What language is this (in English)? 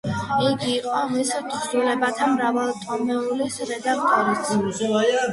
Georgian